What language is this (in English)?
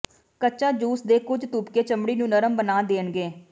Punjabi